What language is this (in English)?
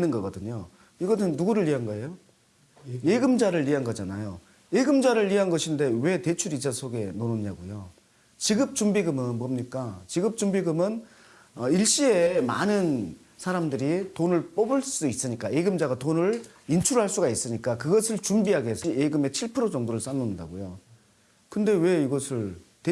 Korean